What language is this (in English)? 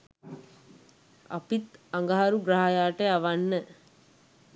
Sinhala